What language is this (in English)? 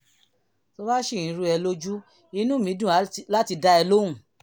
Yoruba